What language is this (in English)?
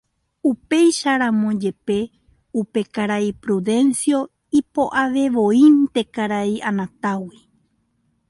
Guarani